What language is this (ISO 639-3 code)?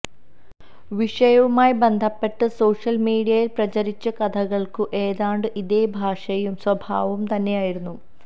mal